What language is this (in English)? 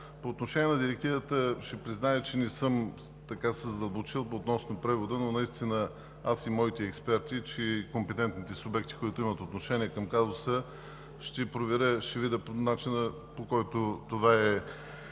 Bulgarian